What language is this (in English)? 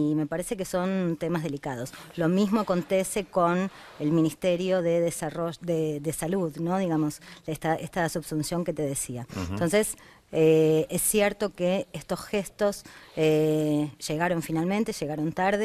Spanish